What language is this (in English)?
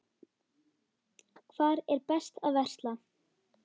Icelandic